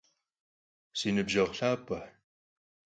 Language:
Kabardian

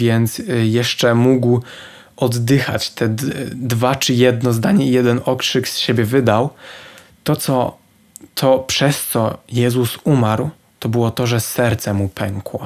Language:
Polish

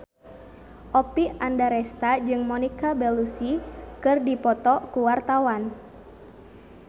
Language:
Sundanese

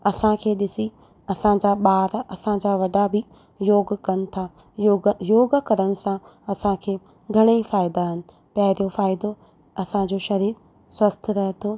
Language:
Sindhi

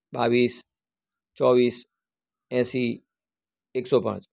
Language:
Gujarati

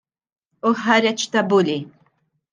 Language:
Maltese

